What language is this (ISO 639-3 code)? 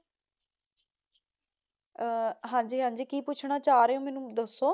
pan